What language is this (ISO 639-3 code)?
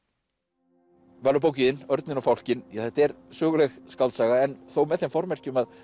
isl